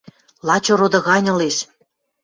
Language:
Western Mari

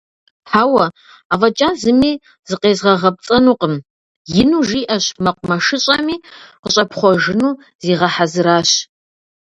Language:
Kabardian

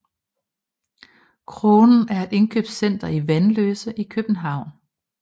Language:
Danish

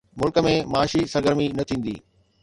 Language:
Sindhi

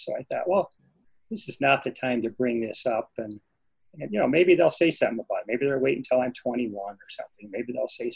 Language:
English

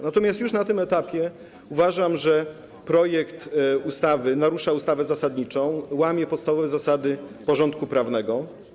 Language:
Polish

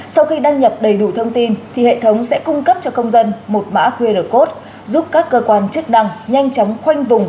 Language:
Vietnamese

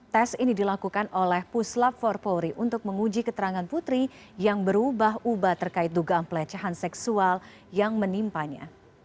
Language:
Indonesian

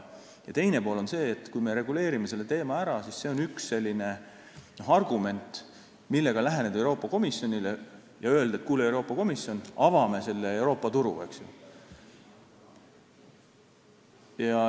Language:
Estonian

